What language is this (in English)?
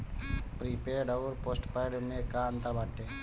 Bhojpuri